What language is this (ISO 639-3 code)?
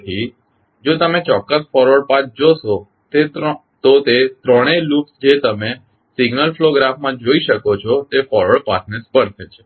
guj